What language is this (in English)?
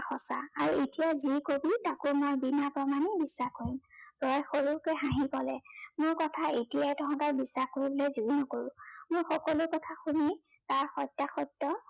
Assamese